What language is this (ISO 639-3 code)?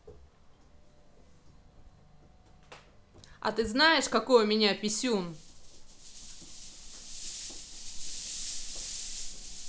rus